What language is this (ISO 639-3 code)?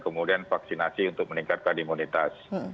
ind